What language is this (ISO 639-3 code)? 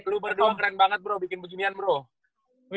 ind